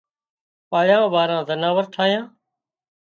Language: Wadiyara Koli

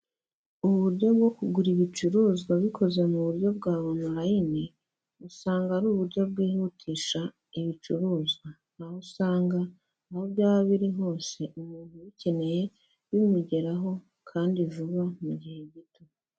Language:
Kinyarwanda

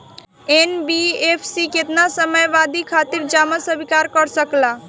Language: Bhojpuri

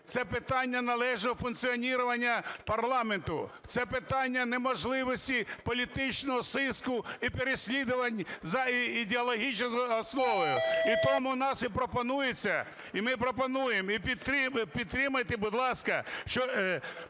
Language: Ukrainian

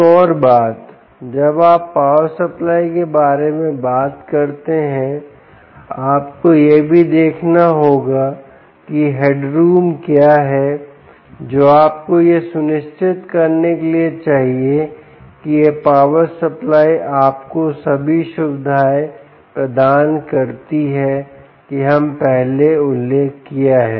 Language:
Hindi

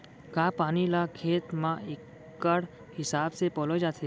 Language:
Chhattisgarhi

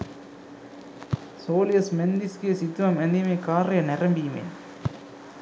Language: Sinhala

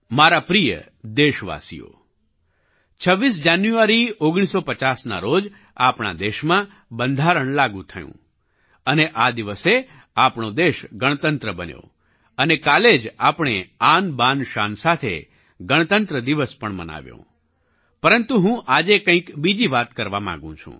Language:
Gujarati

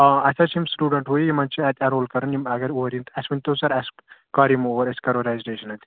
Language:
Kashmiri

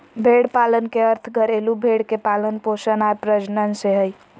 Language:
Magahi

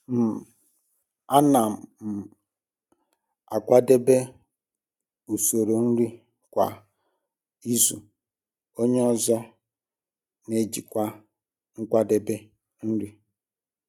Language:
Igbo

